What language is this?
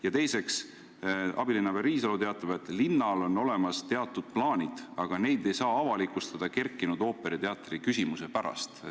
Estonian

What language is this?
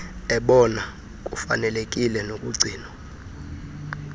Xhosa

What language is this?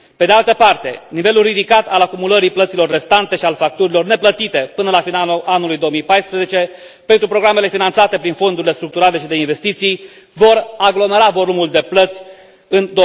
Romanian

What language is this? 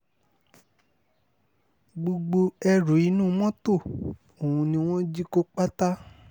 Yoruba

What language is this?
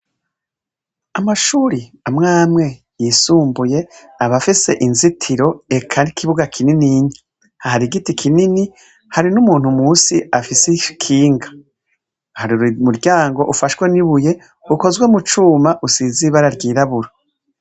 Rundi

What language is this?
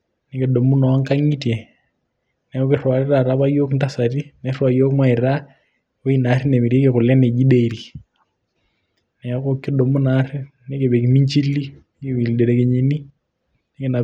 Masai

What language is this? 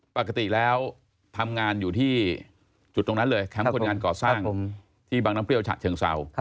Thai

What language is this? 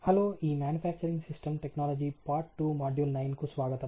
Telugu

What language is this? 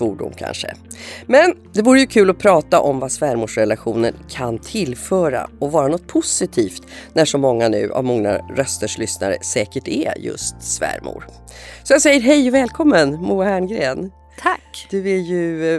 Swedish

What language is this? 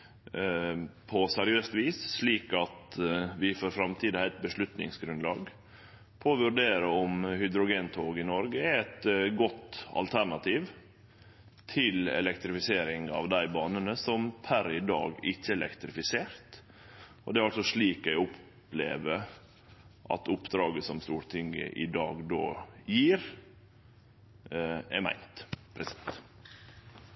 Norwegian Nynorsk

